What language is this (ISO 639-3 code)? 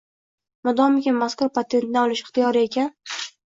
uzb